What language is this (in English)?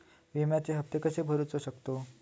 Marathi